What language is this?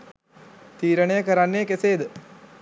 Sinhala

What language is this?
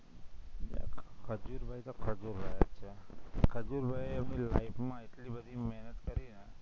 Gujarati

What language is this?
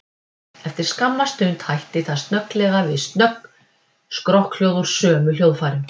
Icelandic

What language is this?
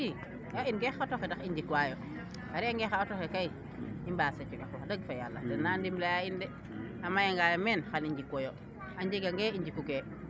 Serer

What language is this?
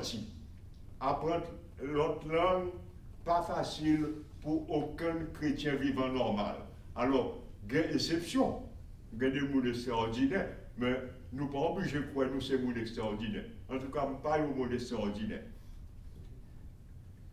French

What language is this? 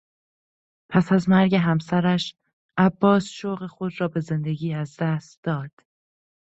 Persian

